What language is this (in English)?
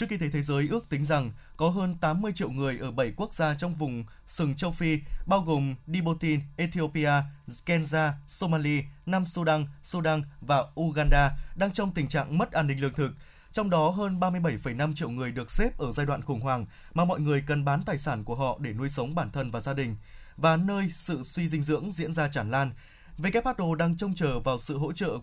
Vietnamese